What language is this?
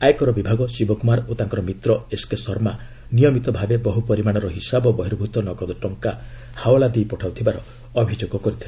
Odia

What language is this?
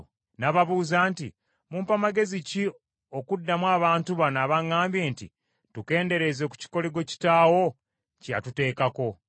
Ganda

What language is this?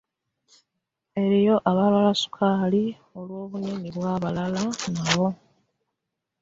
Ganda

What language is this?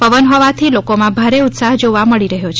Gujarati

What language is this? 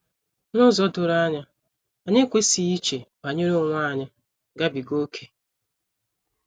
Igbo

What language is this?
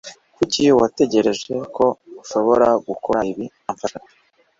Kinyarwanda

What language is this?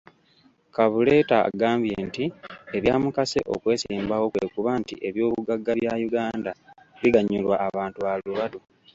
Ganda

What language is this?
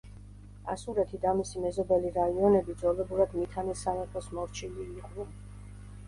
Georgian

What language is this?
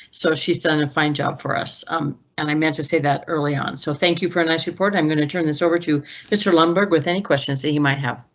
English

